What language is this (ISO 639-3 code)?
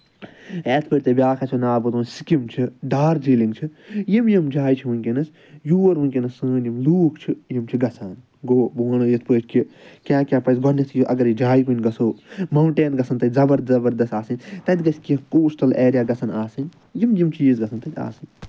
kas